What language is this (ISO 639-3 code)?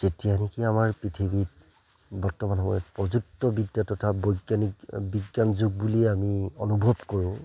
asm